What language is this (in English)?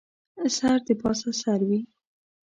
Pashto